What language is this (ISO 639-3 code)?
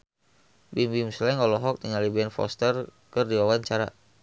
sun